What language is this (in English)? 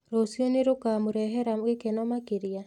Kikuyu